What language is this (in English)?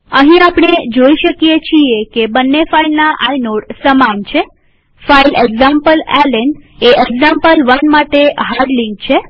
Gujarati